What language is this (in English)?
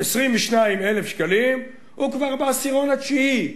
Hebrew